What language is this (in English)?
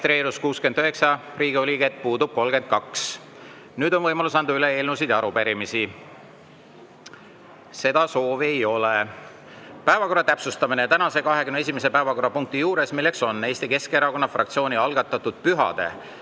Estonian